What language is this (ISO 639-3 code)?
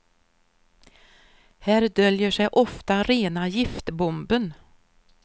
swe